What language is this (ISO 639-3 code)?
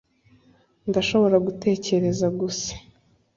kin